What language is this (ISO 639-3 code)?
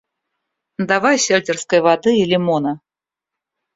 rus